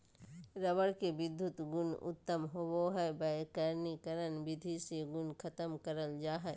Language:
Magahi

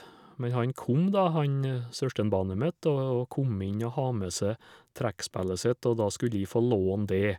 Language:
Norwegian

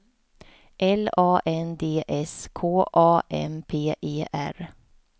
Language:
Swedish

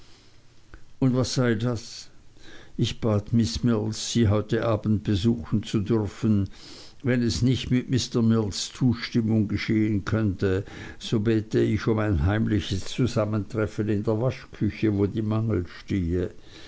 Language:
German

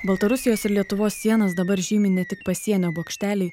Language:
Lithuanian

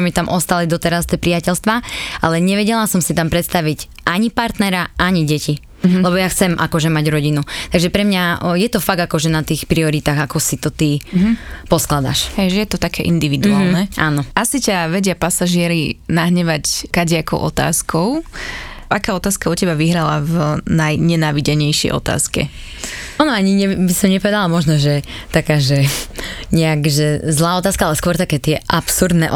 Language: Slovak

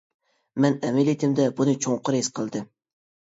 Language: Uyghur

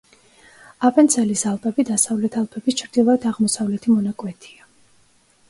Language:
Georgian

